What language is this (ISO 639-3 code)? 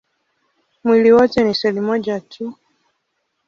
swa